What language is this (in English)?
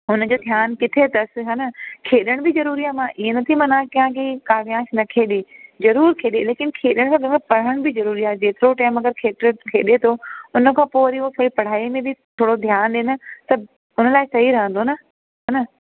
Sindhi